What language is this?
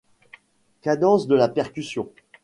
French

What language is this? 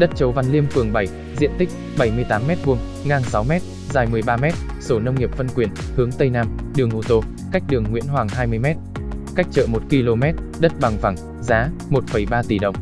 Vietnamese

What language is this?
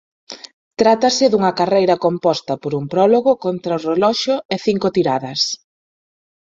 Galician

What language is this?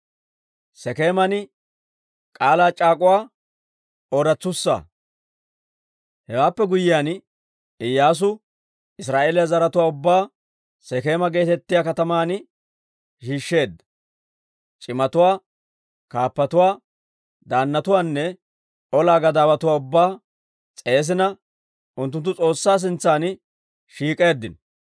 Dawro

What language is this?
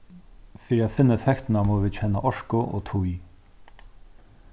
Faroese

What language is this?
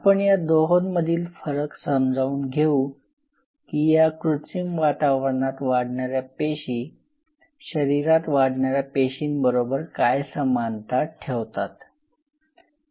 Marathi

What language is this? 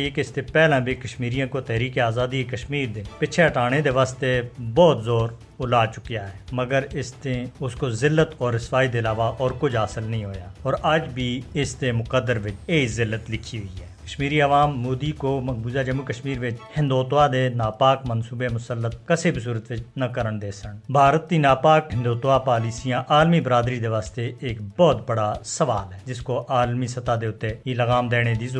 Urdu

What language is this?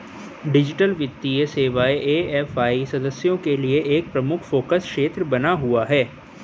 Hindi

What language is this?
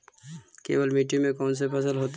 Magahi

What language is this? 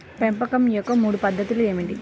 Telugu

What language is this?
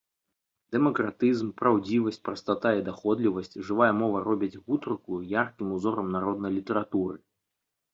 Belarusian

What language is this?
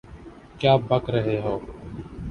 Urdu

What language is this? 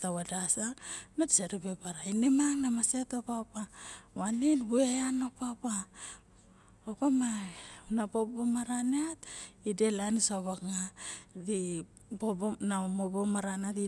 Barok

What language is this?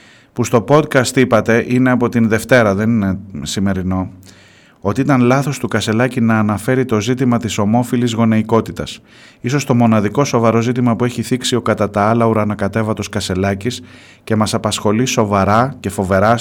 Greek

